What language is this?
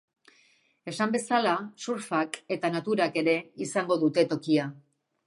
Basque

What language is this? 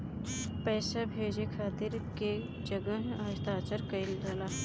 Bhojpuri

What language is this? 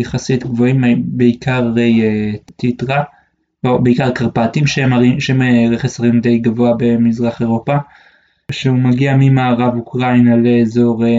Hebrew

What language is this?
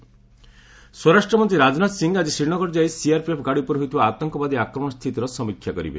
Odia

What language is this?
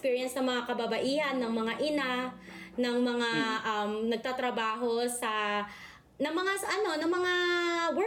Filipino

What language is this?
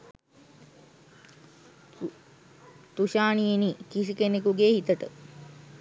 Sinhala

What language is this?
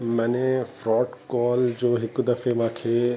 Sindhi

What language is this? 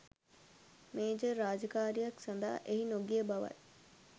Sinhala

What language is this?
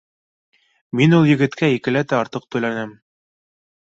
Bashkir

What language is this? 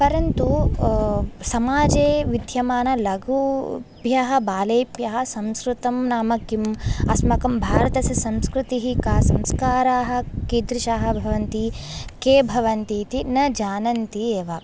Sanskrit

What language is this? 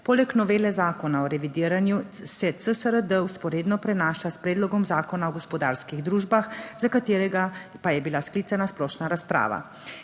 Slovenian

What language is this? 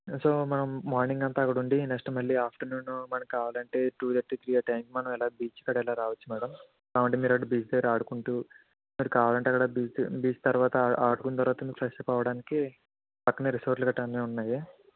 Telugu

